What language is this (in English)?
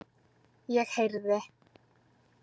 Icelandic